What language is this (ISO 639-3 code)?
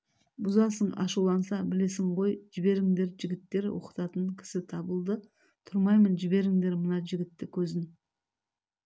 kaz